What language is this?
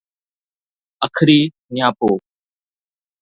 Sindhi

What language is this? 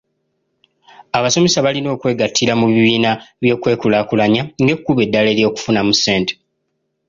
Ganda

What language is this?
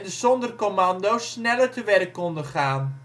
Dutch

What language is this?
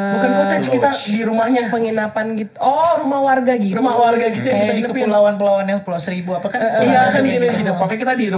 Indonesian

